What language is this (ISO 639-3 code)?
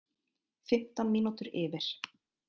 isl